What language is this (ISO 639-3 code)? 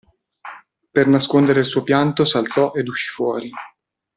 ita